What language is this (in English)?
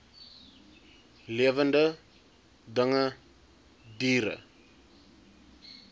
Afrikaans